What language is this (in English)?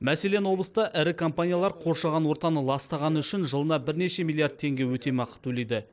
Kazakh